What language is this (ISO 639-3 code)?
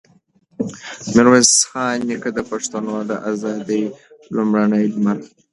pus